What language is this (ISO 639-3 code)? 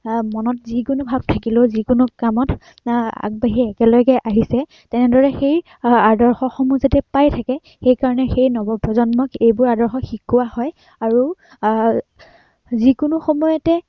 asm